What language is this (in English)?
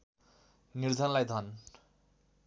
Nepali